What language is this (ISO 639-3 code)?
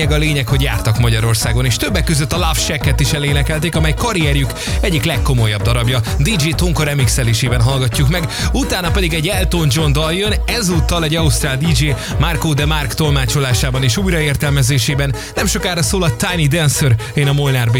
hun